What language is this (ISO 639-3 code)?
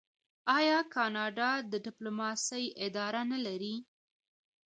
pus